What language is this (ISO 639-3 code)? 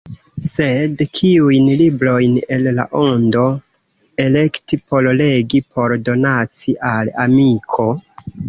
epo